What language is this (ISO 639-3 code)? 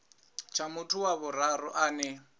ven